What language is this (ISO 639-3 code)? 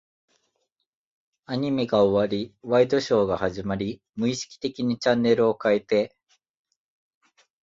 jpn